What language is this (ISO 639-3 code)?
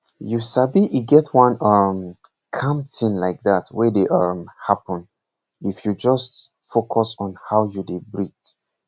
pcm